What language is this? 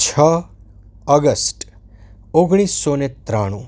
Gujarati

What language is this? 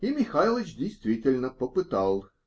Russian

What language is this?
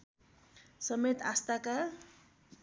Nepali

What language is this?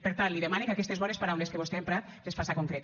Catalan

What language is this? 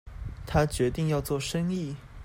Chinese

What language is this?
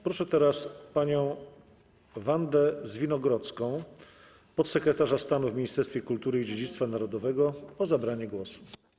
Polish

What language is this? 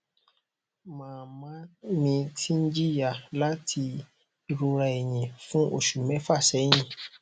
Yoruba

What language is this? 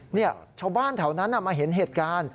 Thai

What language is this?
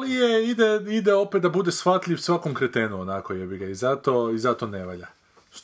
Croatian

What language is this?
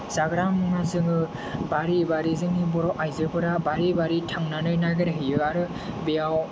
Bodo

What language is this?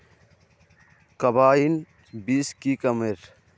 Magahi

